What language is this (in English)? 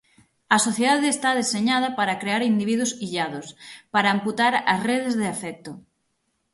Galician